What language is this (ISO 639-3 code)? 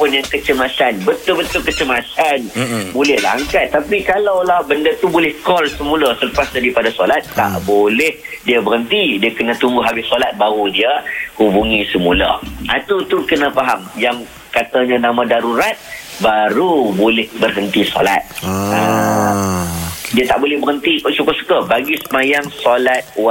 msa